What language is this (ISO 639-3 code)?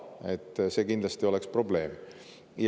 est